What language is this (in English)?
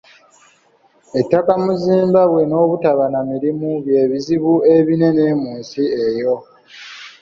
Ganda